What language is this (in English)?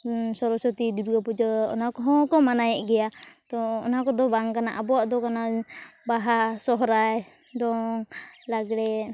Santali